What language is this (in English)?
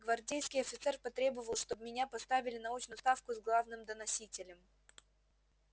Russian